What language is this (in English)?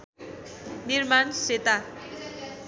Nepali